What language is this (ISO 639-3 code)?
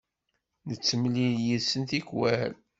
kab